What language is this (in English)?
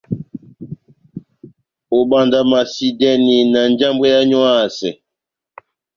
Batanga